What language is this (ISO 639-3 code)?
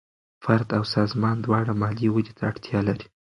pus